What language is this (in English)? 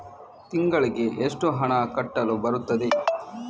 Kannada